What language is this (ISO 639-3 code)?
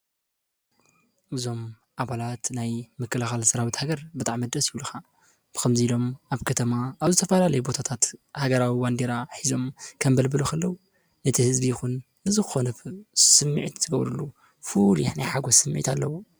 tir